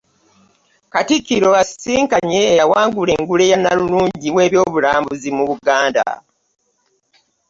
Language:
Ganda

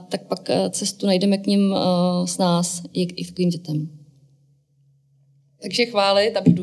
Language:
Czech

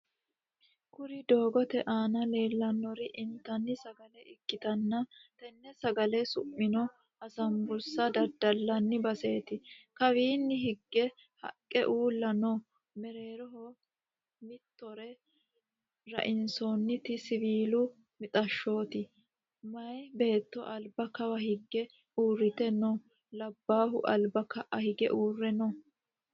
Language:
Sidamo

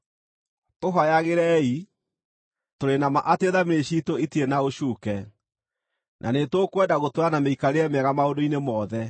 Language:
Kikuyu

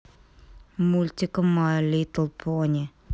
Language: Russian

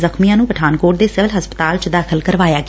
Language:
Punjabi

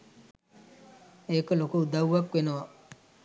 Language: Sinhala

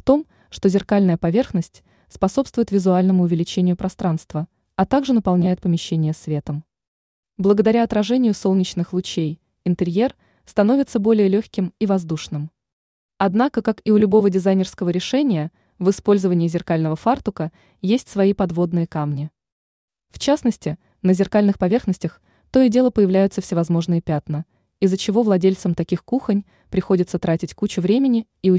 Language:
Russian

